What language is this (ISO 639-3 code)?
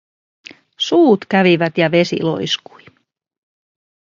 fin